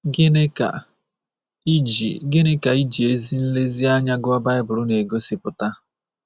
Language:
Igbo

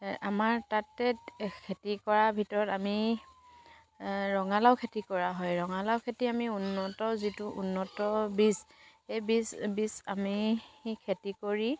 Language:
Assamese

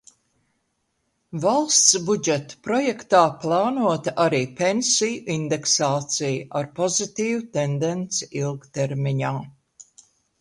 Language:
Latvian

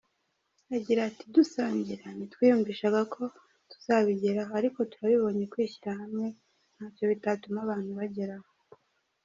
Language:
Kinyarwanda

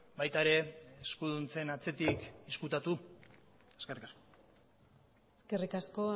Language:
Basque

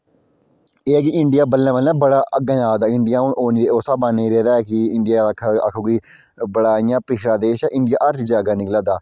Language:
Dogri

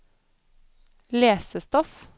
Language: Norwegian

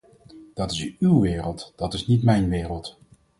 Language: Dutch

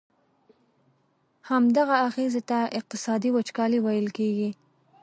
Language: Pashto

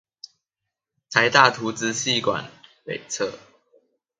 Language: Chinese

